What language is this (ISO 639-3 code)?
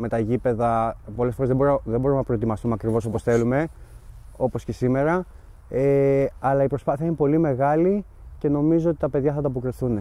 ell